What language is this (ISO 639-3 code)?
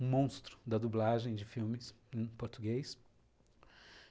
por